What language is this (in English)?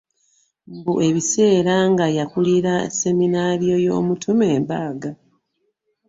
Ganda